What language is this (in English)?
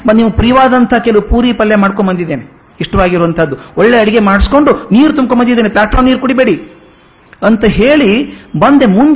Kannada